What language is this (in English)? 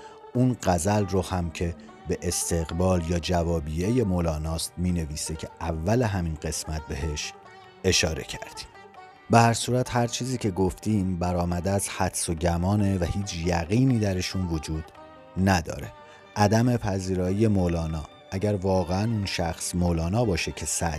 Persian